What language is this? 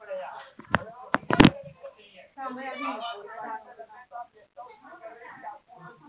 Marathi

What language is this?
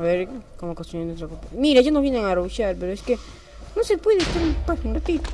Spanish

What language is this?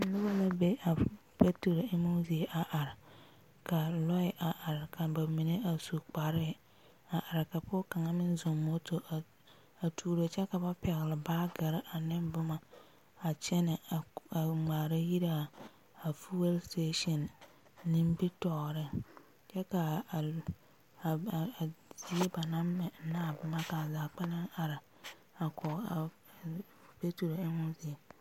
Southern Dagaare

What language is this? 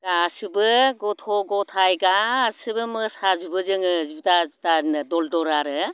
Bodo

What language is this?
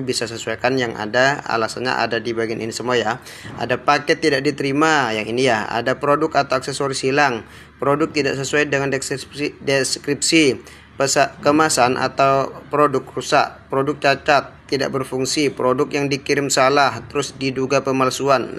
Indonesian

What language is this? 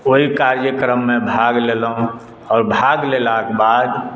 Maithili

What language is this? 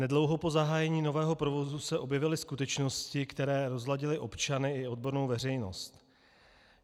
Czech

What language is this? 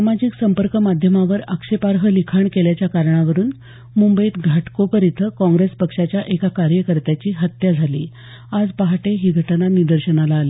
Marathi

